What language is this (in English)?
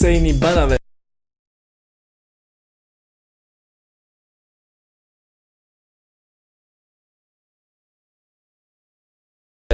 Portuguese